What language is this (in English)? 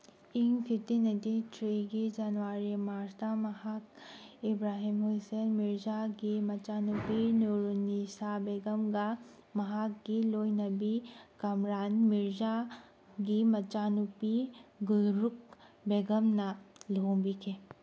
Manipuri